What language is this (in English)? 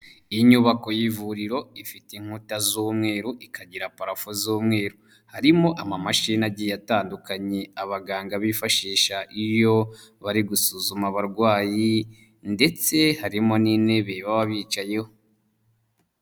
Kinyarwanda